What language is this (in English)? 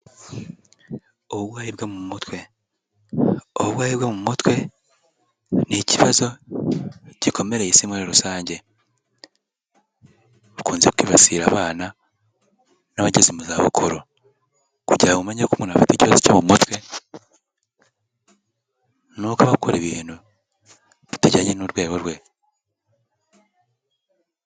Kinyarwanda